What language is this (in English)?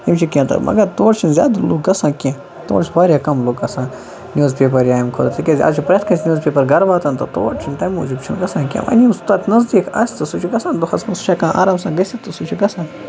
Kashmiri